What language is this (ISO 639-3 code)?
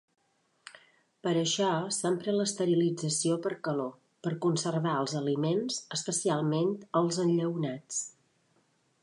cat